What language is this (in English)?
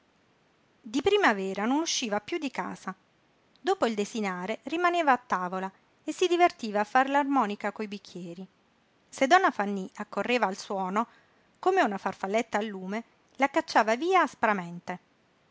Italian